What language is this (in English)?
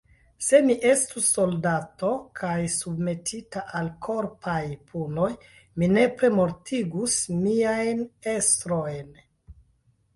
Esperanto